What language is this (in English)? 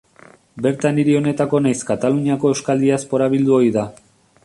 Basque